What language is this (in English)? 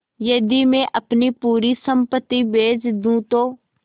Hindi